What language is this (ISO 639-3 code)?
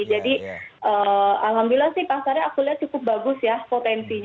ind